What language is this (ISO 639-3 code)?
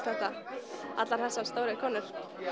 isl